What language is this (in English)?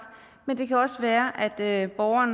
Danish